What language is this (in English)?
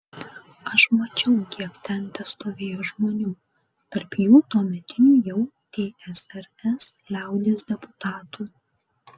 Lithuanian